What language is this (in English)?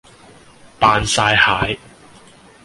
Cantonese